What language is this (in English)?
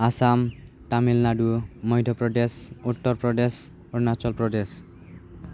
Bodo